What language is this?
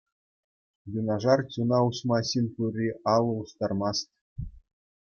Chuvash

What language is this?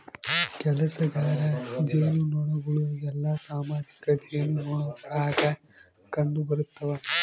Kannada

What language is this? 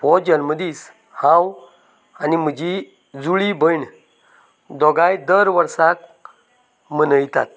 Konkani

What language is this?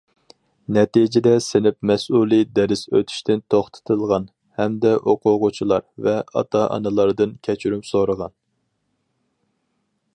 Uyghur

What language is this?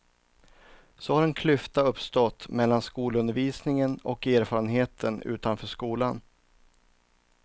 Swedish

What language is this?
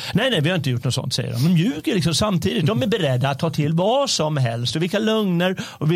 Swedish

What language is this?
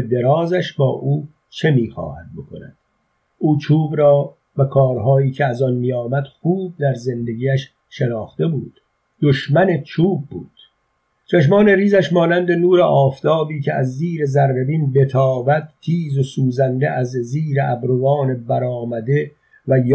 Persian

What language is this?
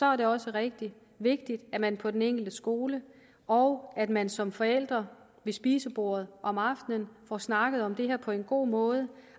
Danish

